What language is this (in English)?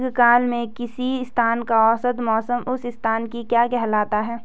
Hindi